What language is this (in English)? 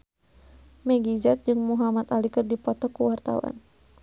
Sundanese